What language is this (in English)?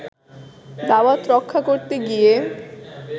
Bangla